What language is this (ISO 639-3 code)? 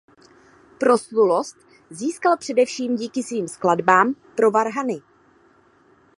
ces